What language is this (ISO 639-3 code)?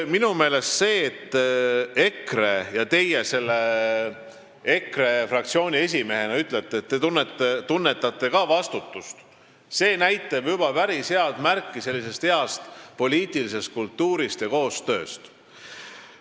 est